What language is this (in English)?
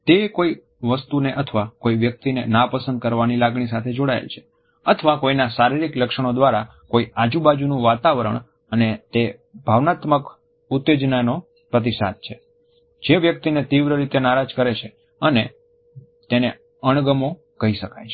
Gujarati